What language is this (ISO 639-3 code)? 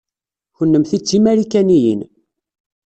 kab